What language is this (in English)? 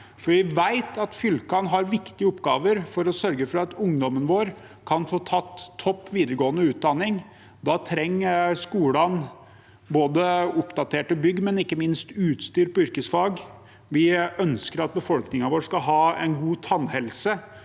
Norwegian